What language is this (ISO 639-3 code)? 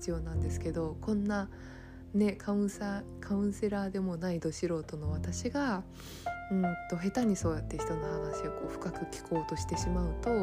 jpn